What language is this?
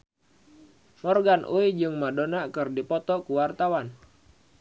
Sundanese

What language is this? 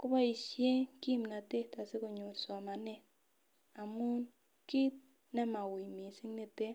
Kalenjin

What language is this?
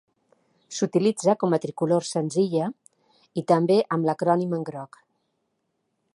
Catalan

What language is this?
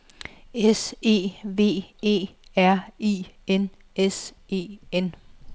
Danish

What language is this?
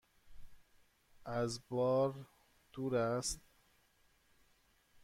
Persian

